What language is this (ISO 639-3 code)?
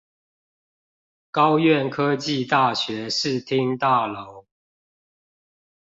zho